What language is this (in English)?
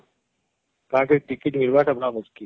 Odia